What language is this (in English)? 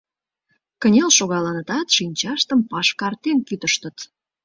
Mari